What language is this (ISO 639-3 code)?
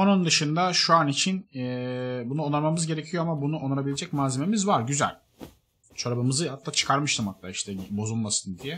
tur